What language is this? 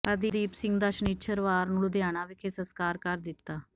Punjabi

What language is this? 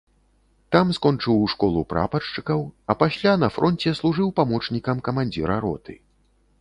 Belarusian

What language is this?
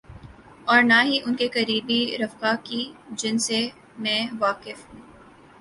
Urdu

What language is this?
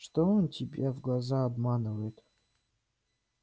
Russian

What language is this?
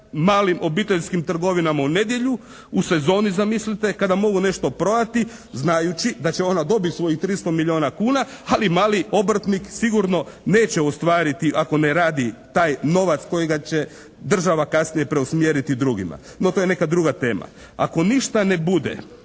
Croatian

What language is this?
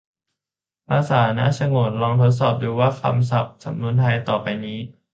Thai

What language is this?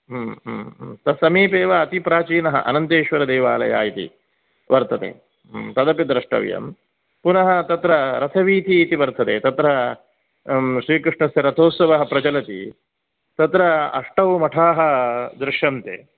Sanskrit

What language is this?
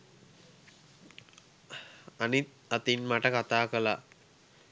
Sinhala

